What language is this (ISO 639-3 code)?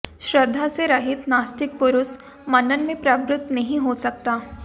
hin